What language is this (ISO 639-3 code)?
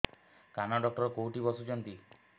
ori